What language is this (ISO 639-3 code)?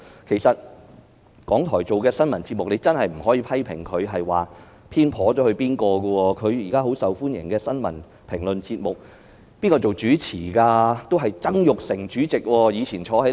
yue